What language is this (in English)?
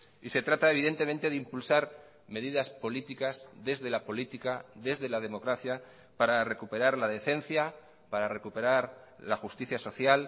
Spanish